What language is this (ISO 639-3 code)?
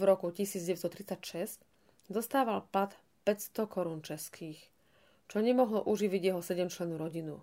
slk